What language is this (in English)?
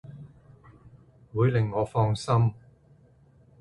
Cantonese